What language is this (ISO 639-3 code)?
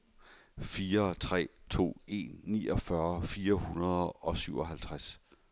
dan